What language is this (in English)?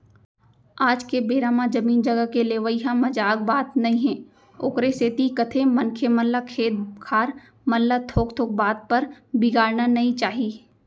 Chhattisgarhi